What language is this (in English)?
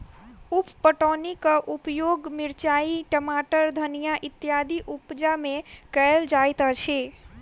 Maithili